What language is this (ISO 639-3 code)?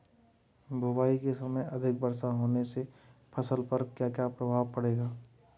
hin